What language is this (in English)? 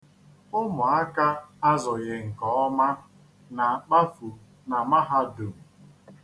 Igbo